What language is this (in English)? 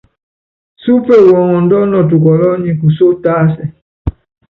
Yangben